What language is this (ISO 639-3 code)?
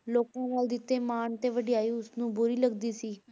pan